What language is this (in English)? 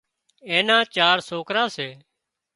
Wadiyara Koli